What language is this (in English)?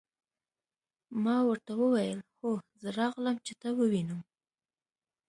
Pashto